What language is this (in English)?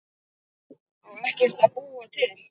Icelandic